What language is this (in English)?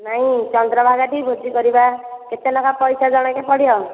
Odia